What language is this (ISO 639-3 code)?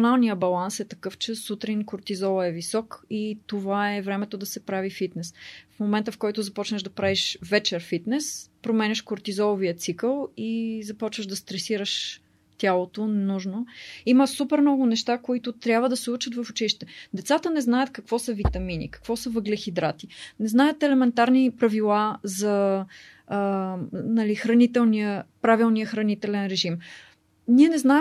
bul